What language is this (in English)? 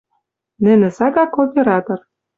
Western Mari